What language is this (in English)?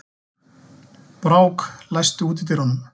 Icelandic